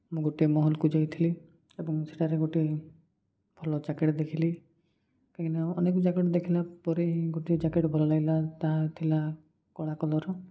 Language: Odia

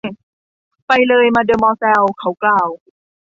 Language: Thai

